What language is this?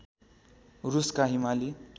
Nepali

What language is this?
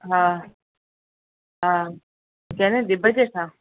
Sindhi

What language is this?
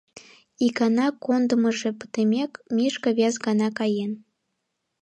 Mari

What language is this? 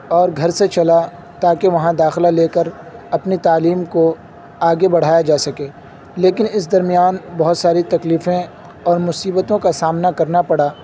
Urdu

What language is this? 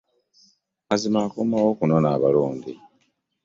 Ganda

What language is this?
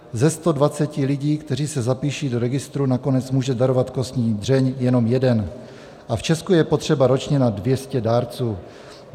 Czech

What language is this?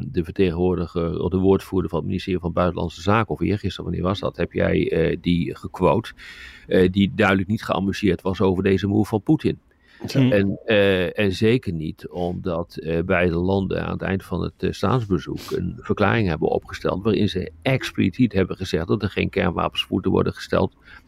Dutch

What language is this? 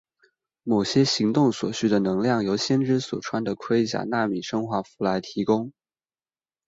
Chinese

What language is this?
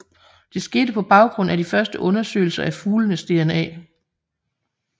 Danish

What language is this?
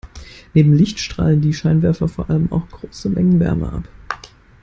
German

